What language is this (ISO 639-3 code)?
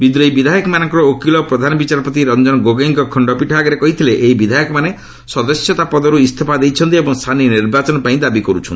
ori